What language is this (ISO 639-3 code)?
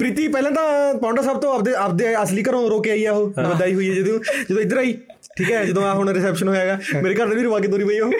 pan